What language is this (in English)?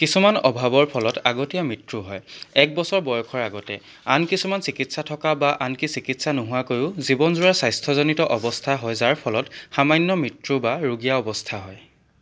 Assamese